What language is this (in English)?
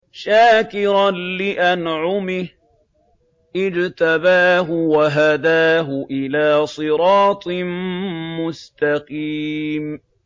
Arabic